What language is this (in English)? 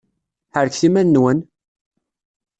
Kabyle